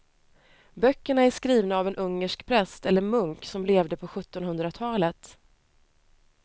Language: Swedish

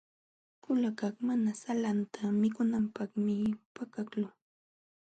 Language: Jauja Wanca Quechua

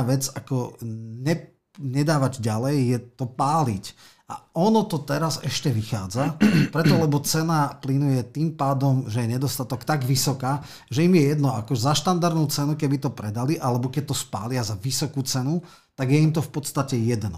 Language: Slovak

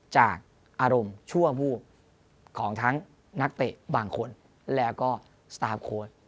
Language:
Thai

